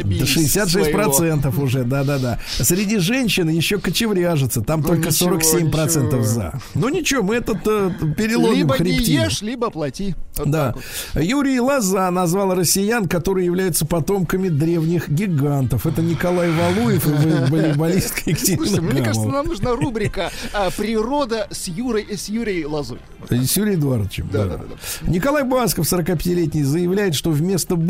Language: Russian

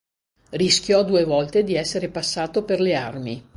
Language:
Italian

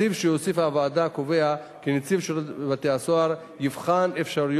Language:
Hebrew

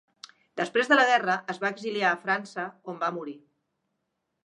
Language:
Catalan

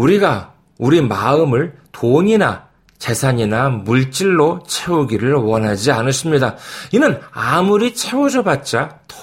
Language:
Korean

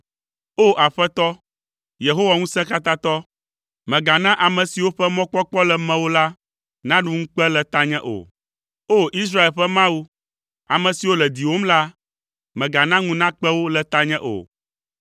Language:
Ewe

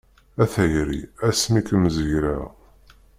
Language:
Kabyle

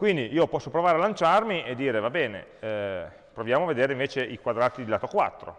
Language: Italian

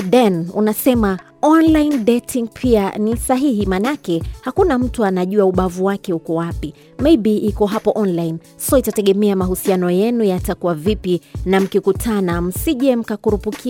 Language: Swahili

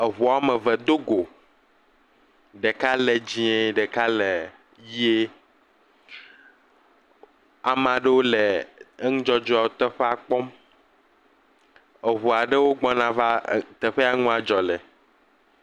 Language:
Ewe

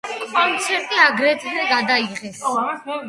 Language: Georgian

